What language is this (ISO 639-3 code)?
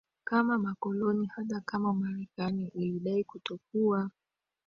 swa